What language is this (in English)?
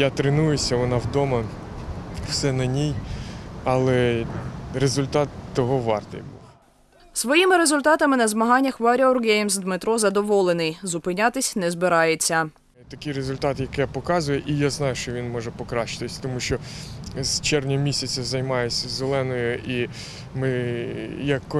Ukrainian